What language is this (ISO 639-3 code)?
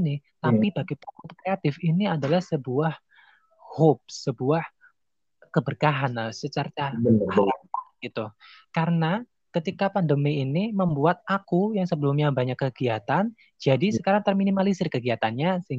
ind